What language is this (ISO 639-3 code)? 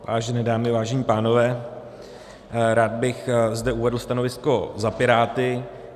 ces